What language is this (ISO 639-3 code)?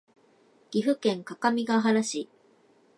jpn